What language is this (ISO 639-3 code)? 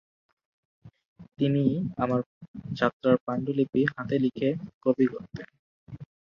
ben